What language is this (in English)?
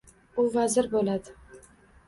Uzbek